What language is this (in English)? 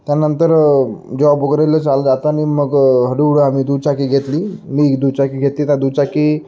Marathi